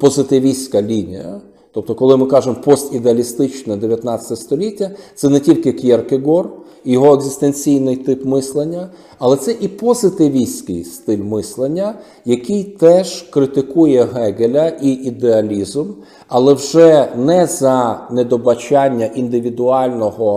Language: Ukrainian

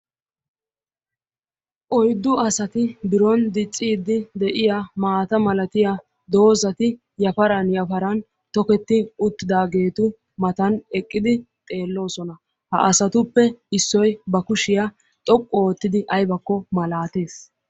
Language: Wolaytta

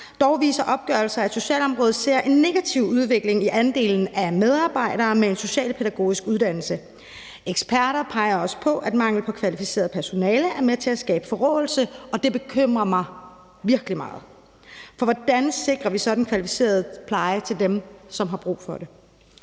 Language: Danish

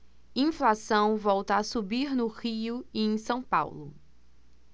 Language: Portuguese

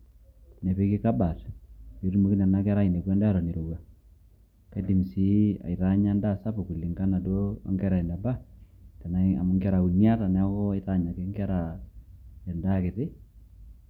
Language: Masai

